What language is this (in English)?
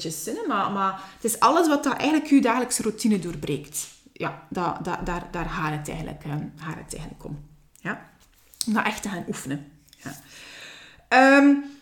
Dutch